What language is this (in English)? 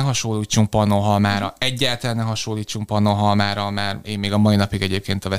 Hungarian